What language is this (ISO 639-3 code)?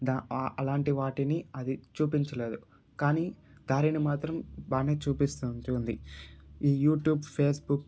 tel